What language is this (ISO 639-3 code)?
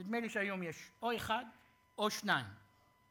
heb